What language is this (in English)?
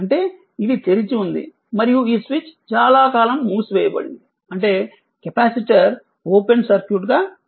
Telugu